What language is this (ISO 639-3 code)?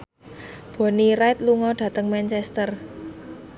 jav